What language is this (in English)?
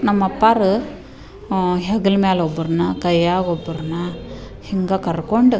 Kannada